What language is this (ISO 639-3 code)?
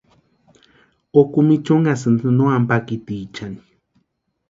pua